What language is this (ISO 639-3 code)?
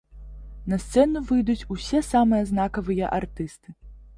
bel